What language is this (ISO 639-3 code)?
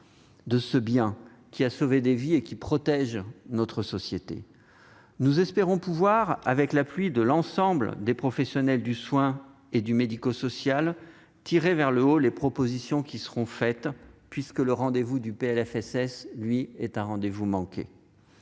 fra